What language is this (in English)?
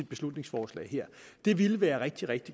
Danish